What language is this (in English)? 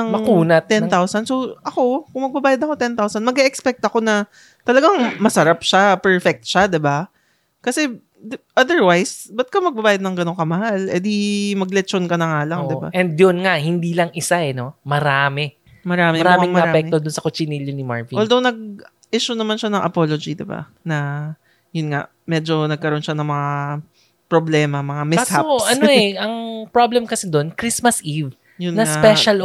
Filipino